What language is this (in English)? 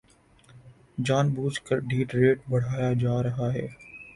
Urdu